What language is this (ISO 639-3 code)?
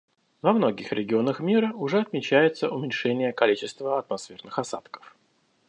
rus